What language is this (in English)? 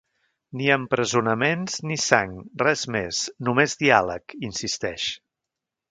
Catalan